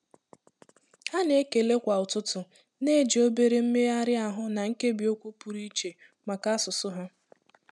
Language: Igbo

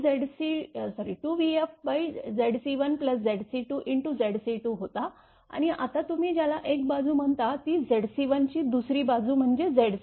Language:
Marathi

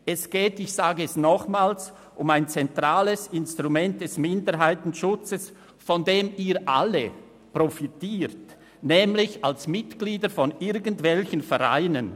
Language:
Swiss German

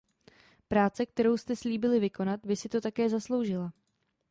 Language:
Czech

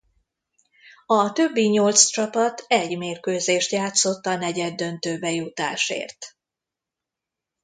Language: Hungarian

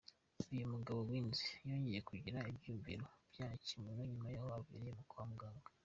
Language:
Kinyarwanda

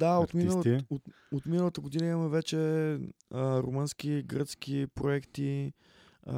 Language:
Bulgarian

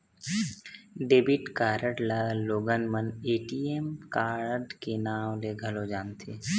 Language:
Chhattisgarhi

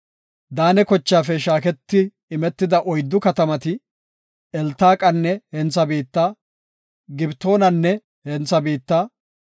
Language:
Gofa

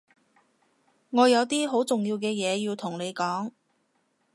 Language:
Cantonese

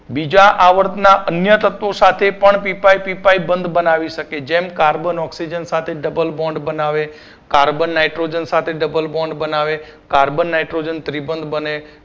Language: Gujarati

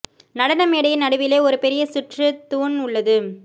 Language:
Tamil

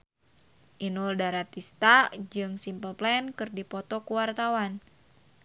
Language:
Sundanese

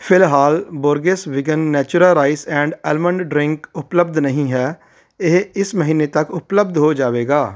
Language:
Punjabi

